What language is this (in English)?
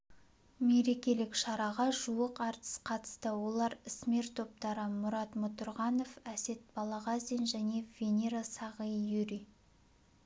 Kazakh